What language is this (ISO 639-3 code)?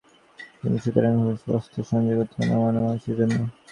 ben